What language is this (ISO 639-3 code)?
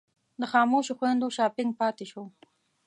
pus